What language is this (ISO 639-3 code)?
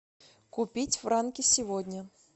rus